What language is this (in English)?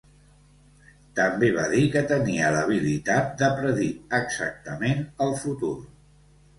Catalan